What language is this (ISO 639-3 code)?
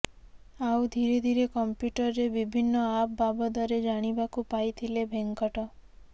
ori